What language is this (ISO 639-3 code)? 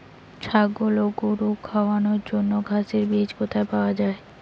ben